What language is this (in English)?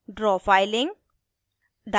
Hindi